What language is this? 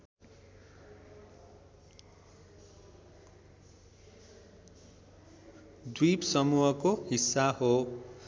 Nepali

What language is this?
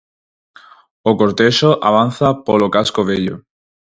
Galician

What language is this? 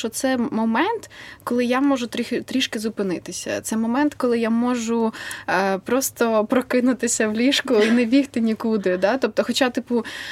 Ukrainian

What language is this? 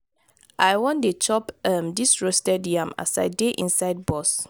Nigerian Pidgin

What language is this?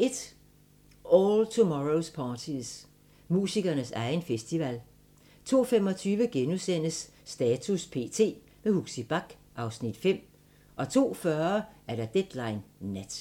Danish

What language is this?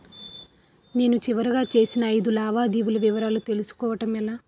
Telugu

